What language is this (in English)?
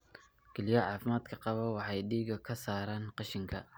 Somali